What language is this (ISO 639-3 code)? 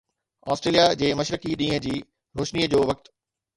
snd